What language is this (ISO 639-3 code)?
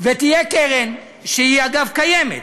heb